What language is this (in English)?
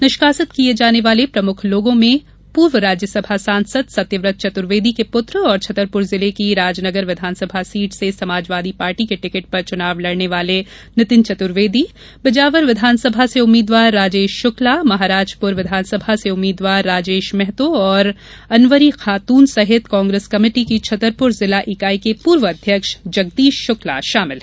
Hindi